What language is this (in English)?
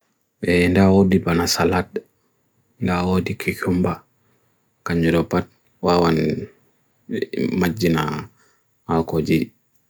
Bagirmi Fulfulde